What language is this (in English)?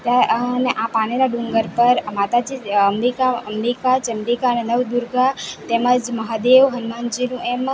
Gujarati